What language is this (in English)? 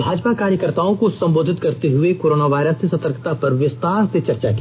Hindi